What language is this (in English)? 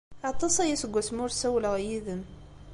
Kabyle